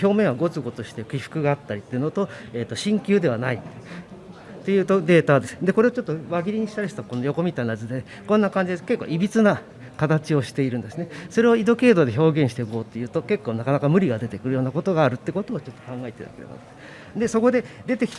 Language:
Japanese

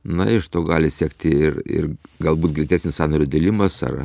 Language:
Lithuanian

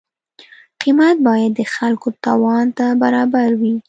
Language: Pashto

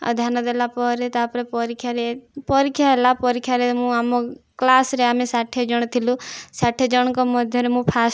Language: Odia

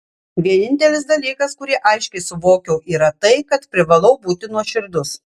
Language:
Lithuanian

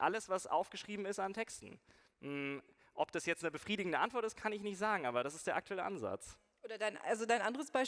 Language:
German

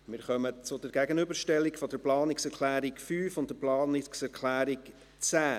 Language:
Swiss German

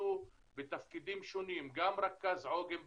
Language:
Hebrew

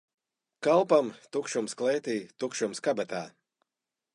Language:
Latvian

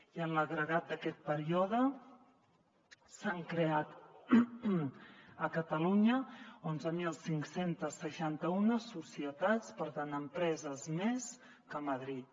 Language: Catalan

